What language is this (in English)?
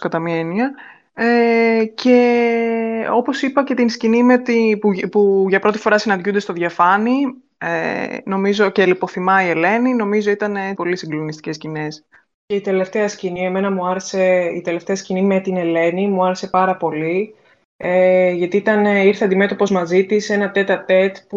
Greek